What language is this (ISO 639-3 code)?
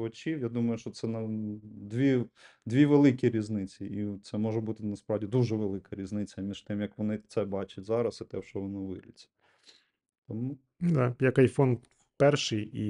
ukr